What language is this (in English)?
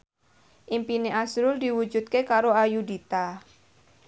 Javanese